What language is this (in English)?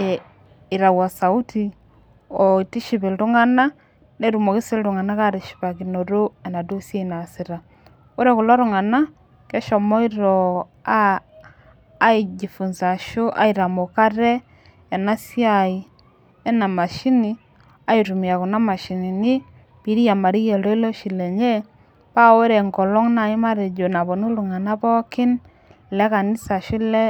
Masai